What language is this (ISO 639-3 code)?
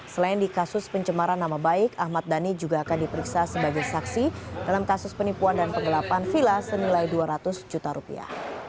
ind